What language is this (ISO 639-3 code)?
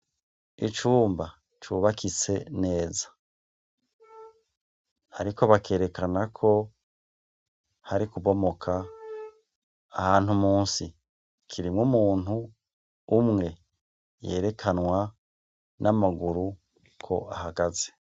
run